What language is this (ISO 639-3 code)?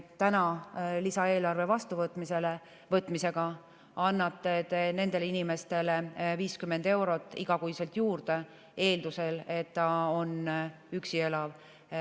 est